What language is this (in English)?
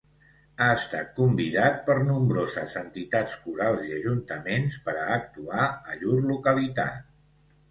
Catalan